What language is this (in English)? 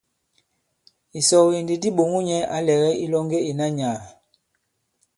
Bankon